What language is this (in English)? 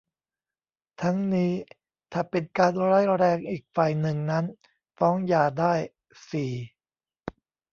Thai